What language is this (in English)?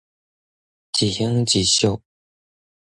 Min Nan Chinese